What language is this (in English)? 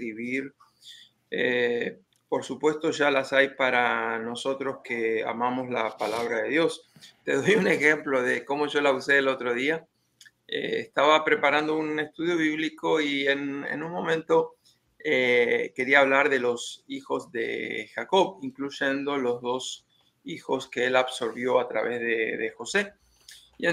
Spanish